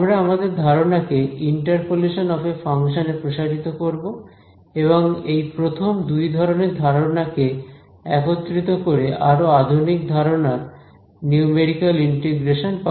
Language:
Bangla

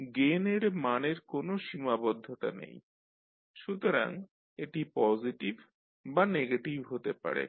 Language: Bangla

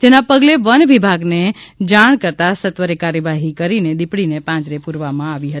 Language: Gujarati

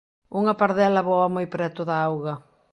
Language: Galician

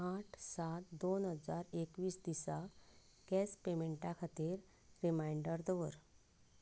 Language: Konkani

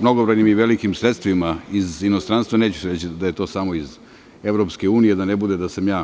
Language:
Serbian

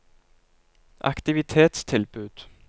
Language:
Norwegian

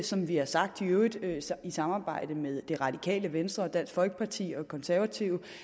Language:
Danish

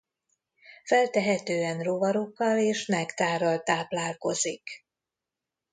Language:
Hungarian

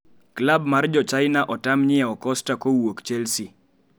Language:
Luo (Kenya and Tanzania)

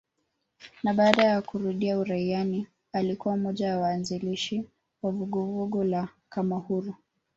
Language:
Swahili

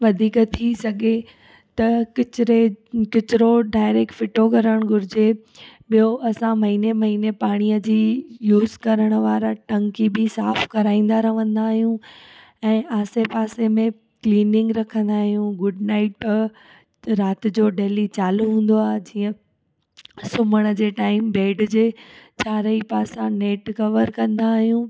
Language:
Sindhi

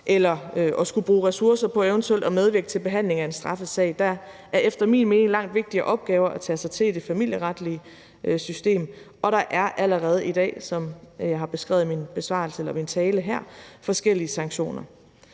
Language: Danish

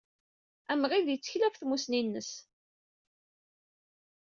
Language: Kabyle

